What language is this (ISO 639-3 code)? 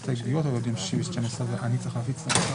heb